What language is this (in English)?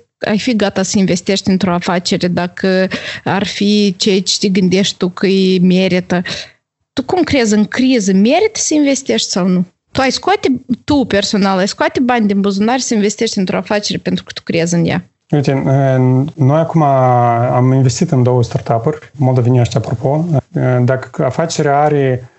Romanian